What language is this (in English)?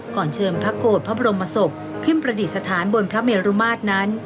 Thai